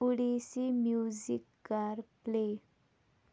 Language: Kashmiri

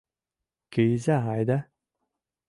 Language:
Mari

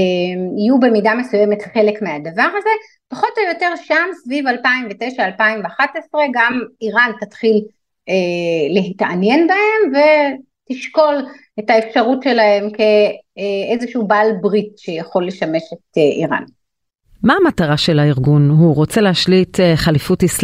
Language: Hebrew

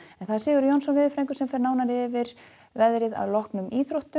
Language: Icelandic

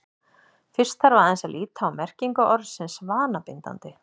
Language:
Icelandic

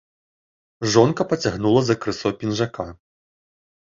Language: Belarusian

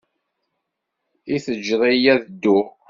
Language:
Kabyle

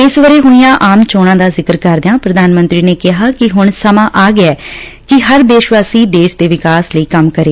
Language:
Punjabi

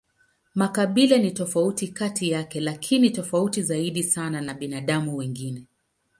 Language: Swahili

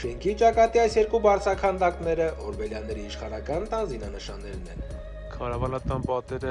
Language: Armenian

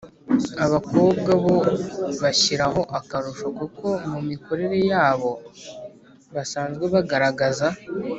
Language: Kinyarwanda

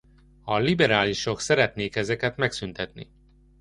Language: Hungarian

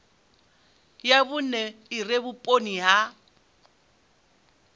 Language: Venda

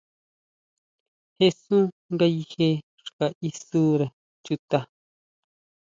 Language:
Huautla Mazatec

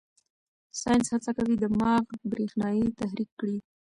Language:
Pashto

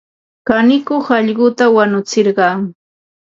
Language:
Ambo-Pasco Quechua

